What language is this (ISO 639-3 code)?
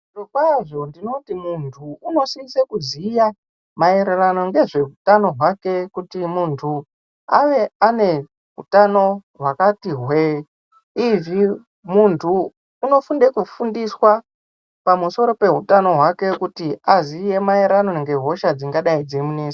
ndc